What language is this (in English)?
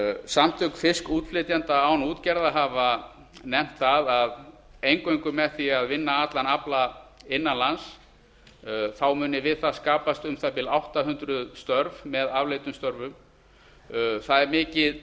Icelandic